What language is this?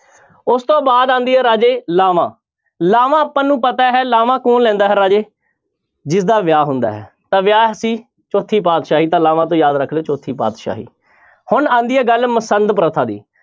Punjabi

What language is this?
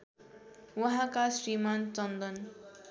Nepali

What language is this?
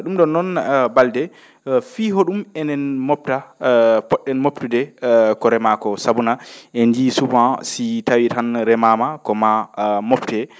Fula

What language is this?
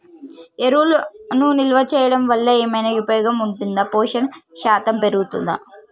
Telugu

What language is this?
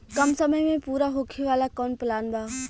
Bhojpuri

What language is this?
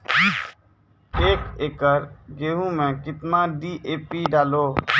Maithili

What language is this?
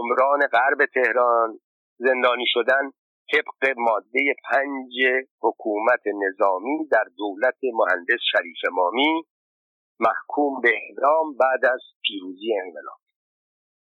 Persian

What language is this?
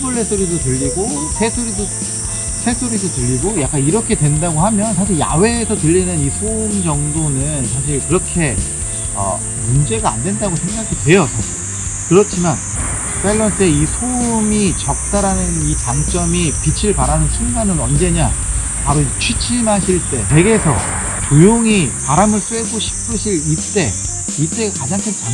Korean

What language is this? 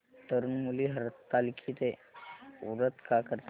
Marathi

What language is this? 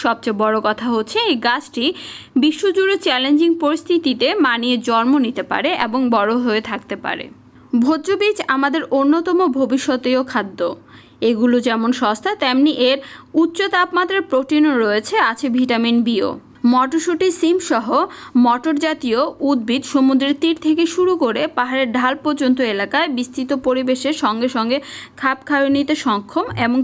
English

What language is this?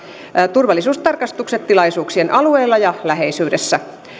Finnish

